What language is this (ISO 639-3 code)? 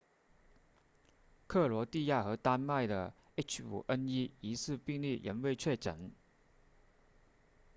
zho